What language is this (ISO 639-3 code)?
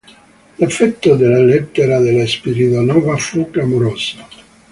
ita